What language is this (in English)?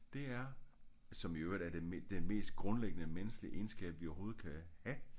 Danish